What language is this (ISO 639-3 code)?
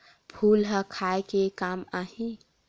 hne